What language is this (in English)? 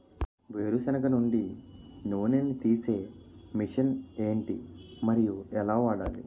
Telugu